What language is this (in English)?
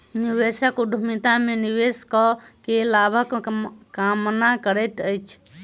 Maithili